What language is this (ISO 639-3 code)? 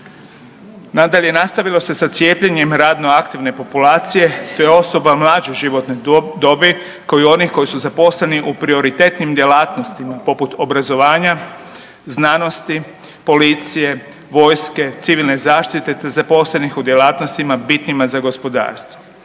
hrv